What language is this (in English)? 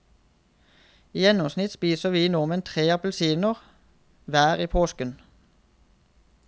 Norwegian